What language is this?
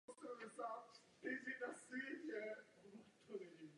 Czech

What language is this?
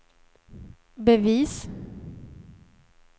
Swedish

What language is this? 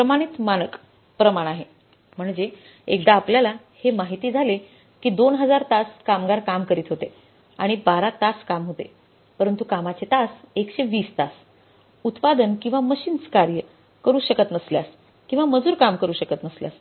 Marathi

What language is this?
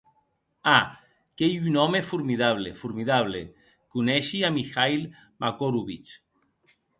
Occitan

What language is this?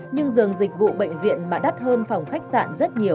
Vietnamese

